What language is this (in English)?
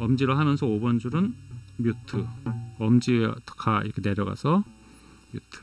Korean